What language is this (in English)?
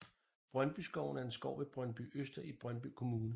Danish